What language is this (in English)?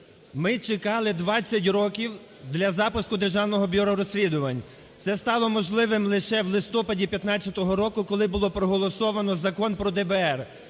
Ukrainian